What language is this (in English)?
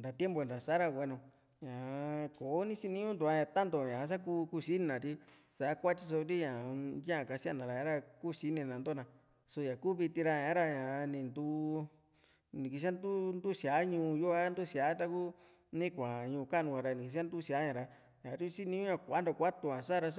Juxtlahuaca Mixtec